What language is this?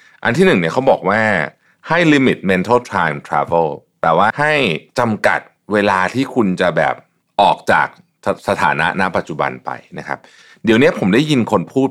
Thai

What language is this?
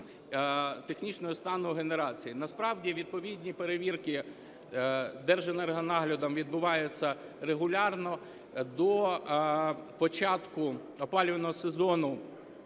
Ukrainian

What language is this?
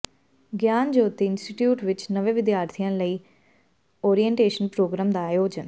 Punjabi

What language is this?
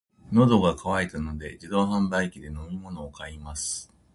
Japanese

